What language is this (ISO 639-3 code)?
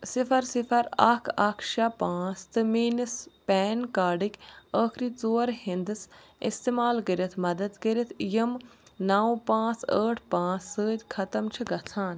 kas